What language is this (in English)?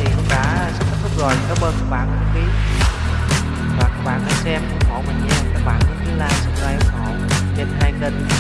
Vietnamese